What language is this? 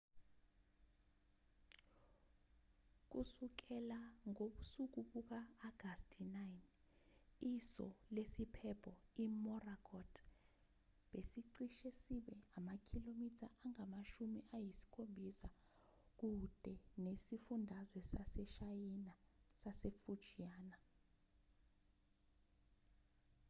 Zulu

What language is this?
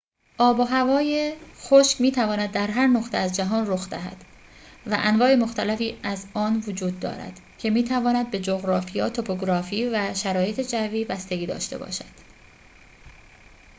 Persian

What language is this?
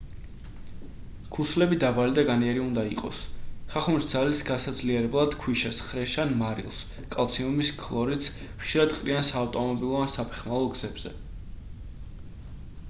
Georgian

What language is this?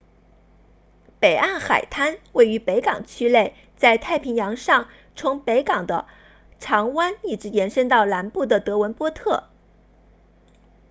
Chinese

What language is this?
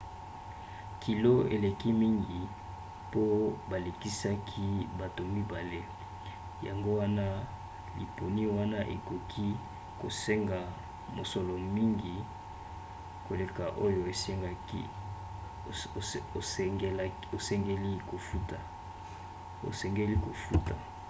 Lingala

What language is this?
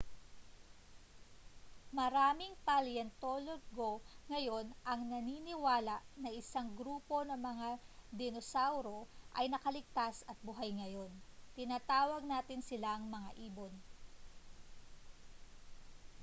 Filipino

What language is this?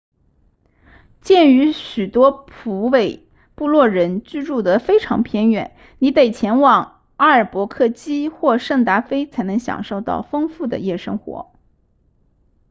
Chinese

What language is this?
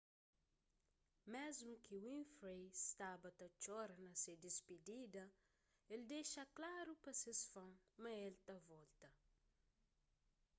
Kabuverdianu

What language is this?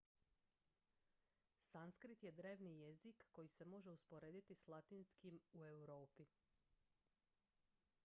Croatian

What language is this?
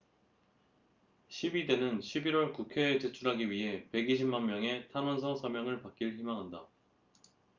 Korean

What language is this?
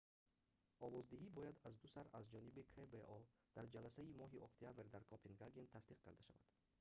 Tajik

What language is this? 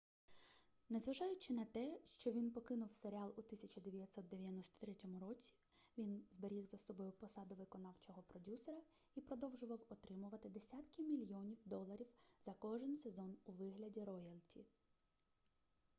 Ukrainian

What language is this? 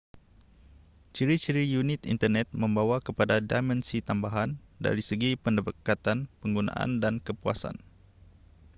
Malay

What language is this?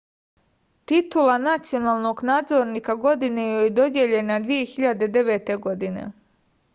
Serbian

